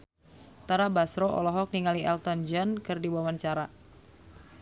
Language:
Sundanese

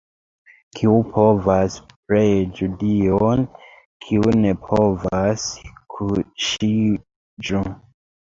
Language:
Esperanto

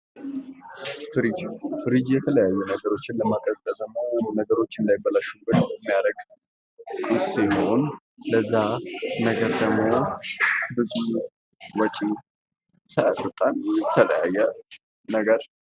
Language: Amharic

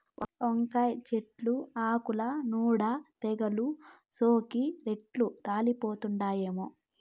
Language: Telugu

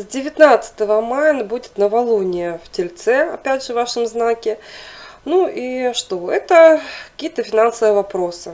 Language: Russian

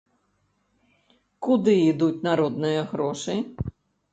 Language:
Belarusian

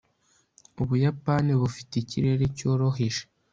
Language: Kinyarwanda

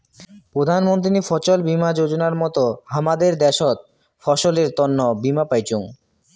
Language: Bangla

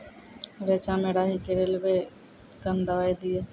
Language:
Maithili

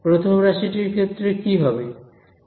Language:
Bangla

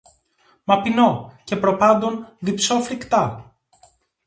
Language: Greek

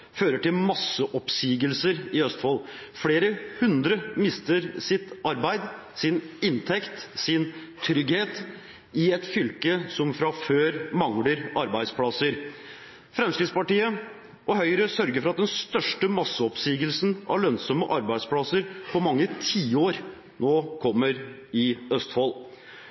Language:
Norwegian Bokmål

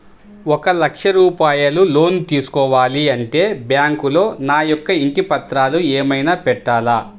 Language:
Telugu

